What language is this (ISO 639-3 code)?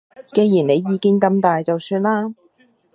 yue